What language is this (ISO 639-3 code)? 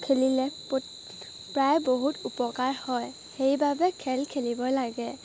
asm